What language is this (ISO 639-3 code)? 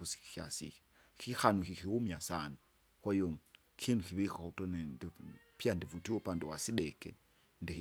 zga